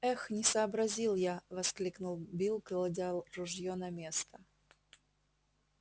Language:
Russian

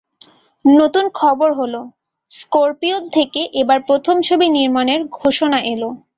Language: Bangla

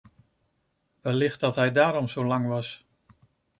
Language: Dutch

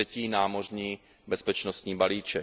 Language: Czech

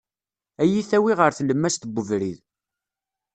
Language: Kabyle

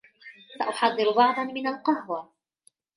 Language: Arabic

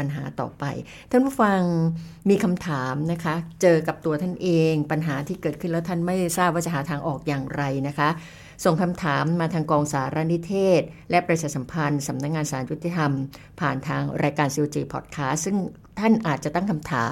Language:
Thai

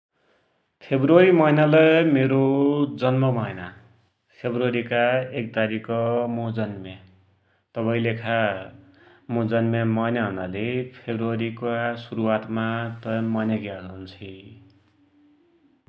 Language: Dotyali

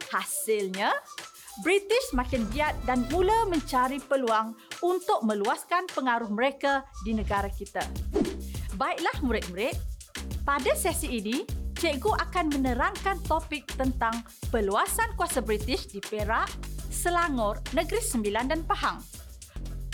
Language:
Malay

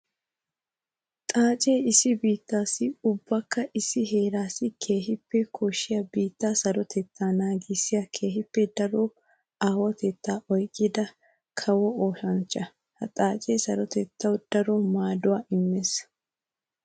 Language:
Wolaytta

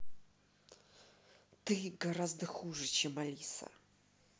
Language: Russian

